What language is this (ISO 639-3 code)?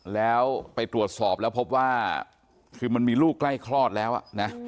tha